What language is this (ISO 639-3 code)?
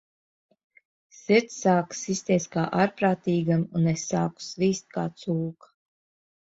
lav